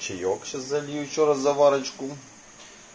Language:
Russian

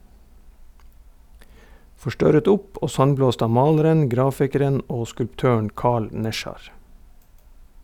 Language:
Norwegian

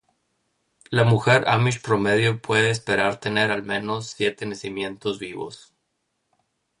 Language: Spanish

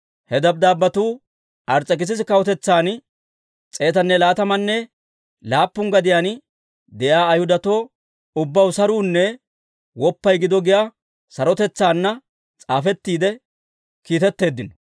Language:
Dawro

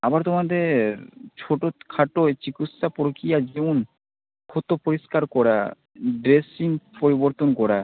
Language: Bangla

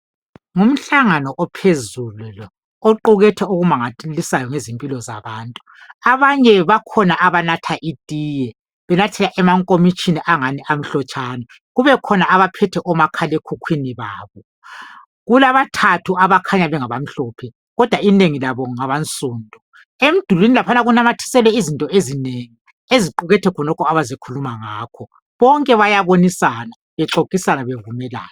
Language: North Ndebele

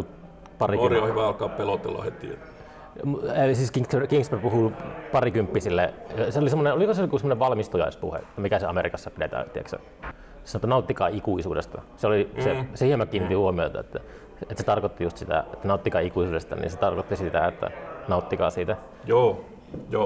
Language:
Finnish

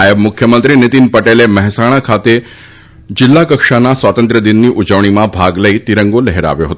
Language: Gujarati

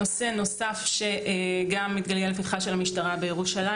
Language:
Hebrew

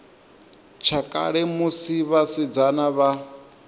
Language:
Venda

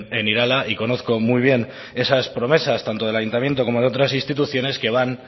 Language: Spanish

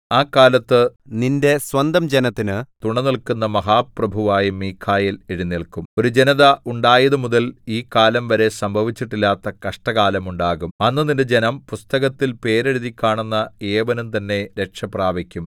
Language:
Malayalam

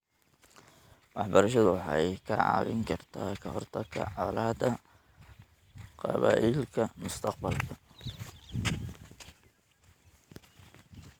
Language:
Somali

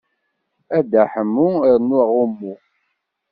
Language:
Kabyle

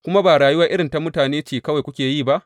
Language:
Hausa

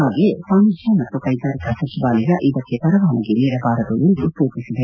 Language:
Kannada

